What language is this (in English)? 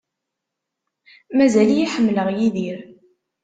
Kabyle